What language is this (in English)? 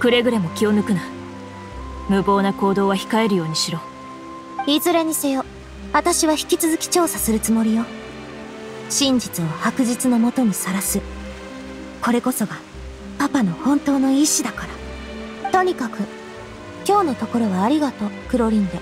Japanese